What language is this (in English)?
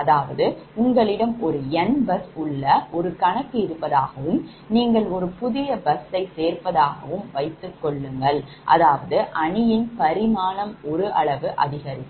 Tamil